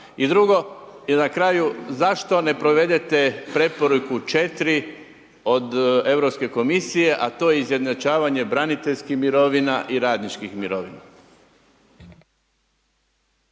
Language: Croatian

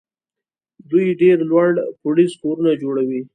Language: Pashto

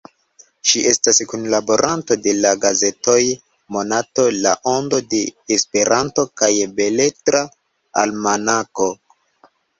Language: Esperanto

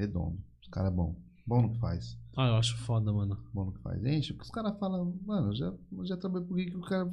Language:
Portuguese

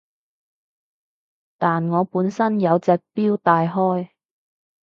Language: Cantonese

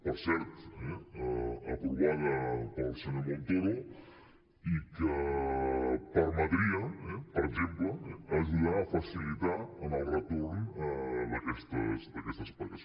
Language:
Catalan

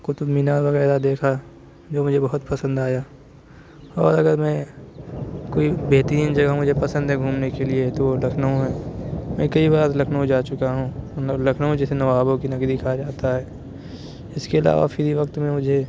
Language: Urdu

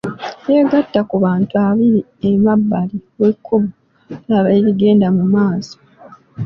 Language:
Ganda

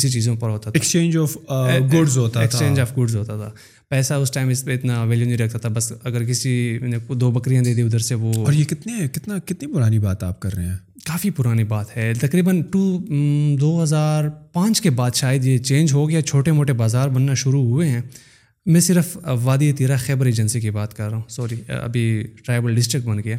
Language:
Urdu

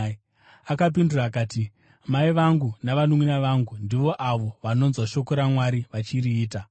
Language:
Shona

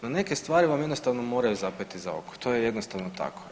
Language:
Croatian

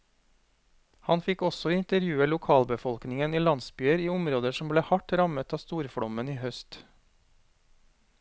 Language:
Norwegian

